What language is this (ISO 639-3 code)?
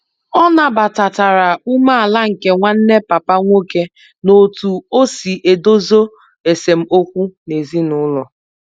ibo